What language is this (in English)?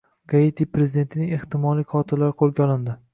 Uzbek